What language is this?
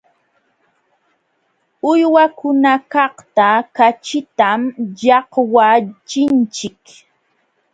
Jauja Wanca Quechua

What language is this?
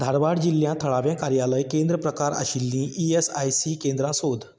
Konkani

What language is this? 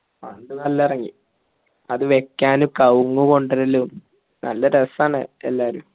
Malayalam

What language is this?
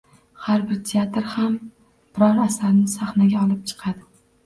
Uzbek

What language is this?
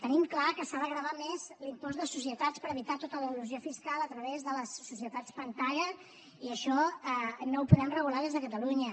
Catalan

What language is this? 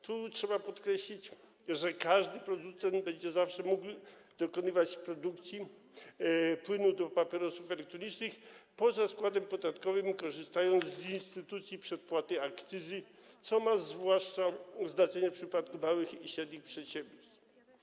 Polish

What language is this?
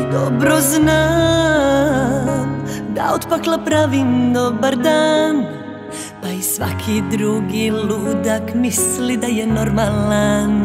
Czech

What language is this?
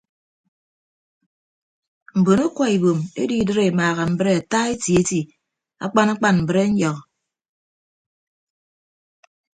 Ibibio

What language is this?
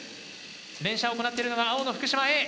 Japanese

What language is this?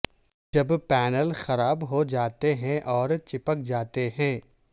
Urdu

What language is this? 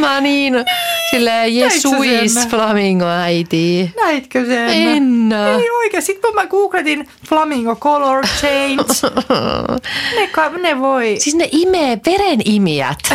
Finnish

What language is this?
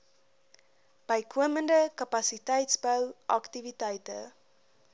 Afrikaans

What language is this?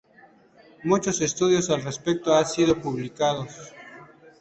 Spanish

